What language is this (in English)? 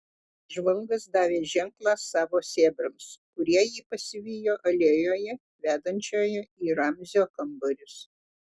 Lithuanian